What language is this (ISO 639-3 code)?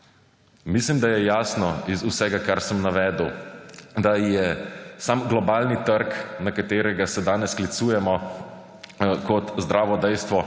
slv